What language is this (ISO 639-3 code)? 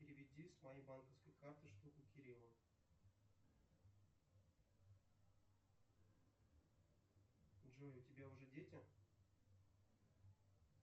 rus